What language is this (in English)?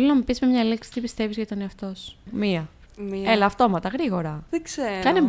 Greek